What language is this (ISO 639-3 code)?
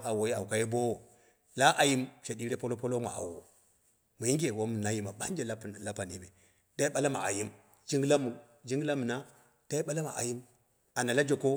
kna